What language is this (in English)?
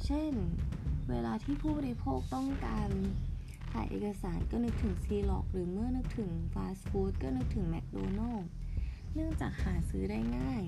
Thai